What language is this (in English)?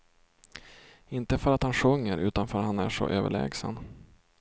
Swedish